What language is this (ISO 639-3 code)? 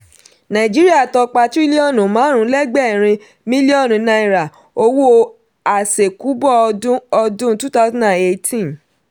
yor